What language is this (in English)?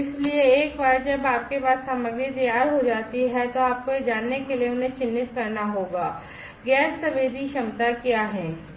Hindi